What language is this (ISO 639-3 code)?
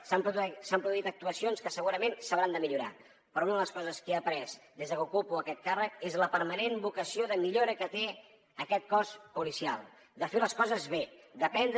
cat